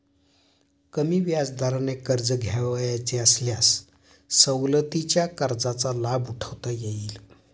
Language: Marathi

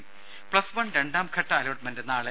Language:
Malayalam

